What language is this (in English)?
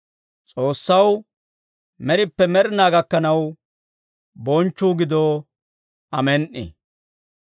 Dawro